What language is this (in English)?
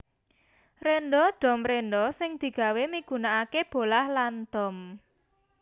Javanese